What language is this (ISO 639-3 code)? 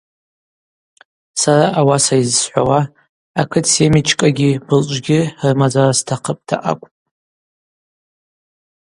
abq